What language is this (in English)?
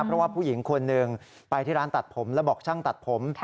Thai